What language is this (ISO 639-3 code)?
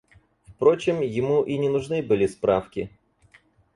rus